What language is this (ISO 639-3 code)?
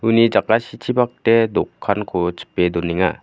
grt